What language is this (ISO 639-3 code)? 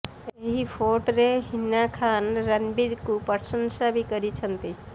ori